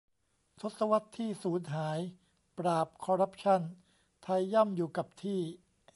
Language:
Thai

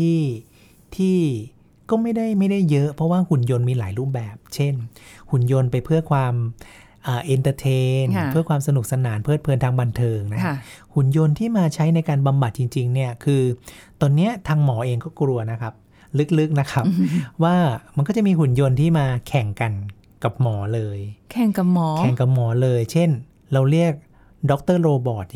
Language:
Thai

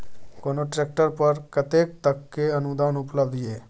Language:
Maithili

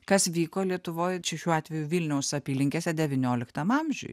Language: Lithuanian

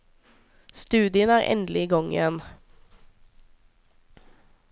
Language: Norwegian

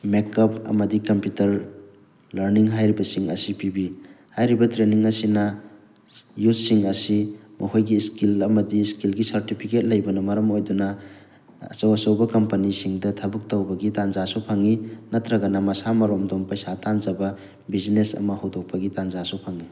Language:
Manipuri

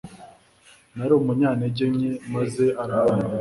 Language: Kinyarwanda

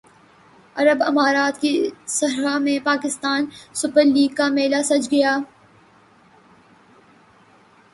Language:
Urdu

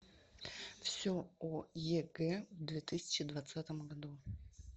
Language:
Russian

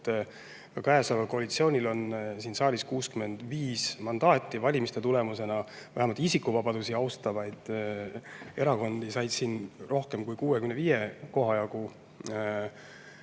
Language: Estonian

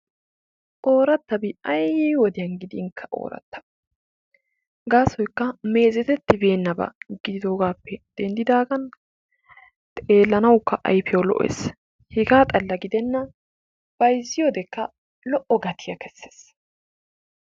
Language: Wolaytta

